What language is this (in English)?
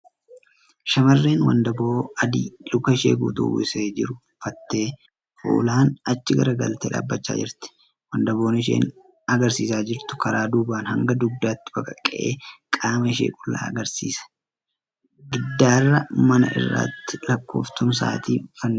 Oromo